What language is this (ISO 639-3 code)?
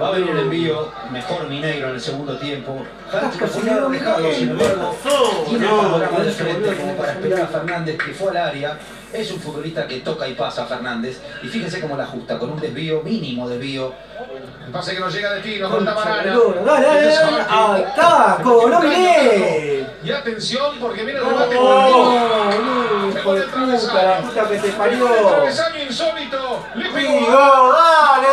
spa